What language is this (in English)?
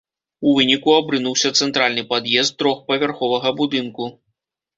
Belarusian